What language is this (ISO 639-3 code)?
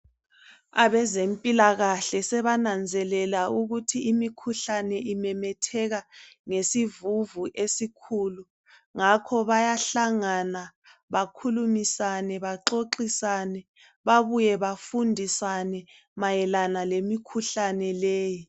nde